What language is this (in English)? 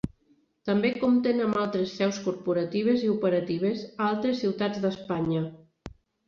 Catalan